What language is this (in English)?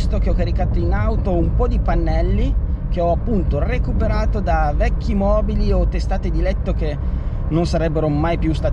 Italian